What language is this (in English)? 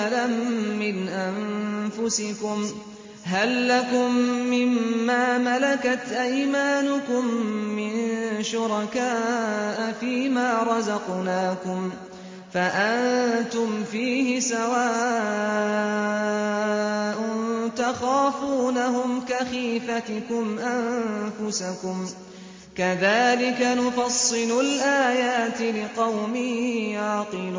Arabic